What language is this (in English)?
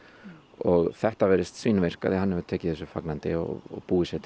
Icelandic